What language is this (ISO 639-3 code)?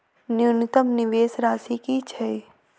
mai